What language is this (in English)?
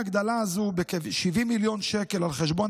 Hebrew